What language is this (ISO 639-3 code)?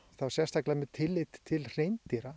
isl